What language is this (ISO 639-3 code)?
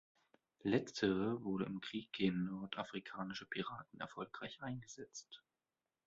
deu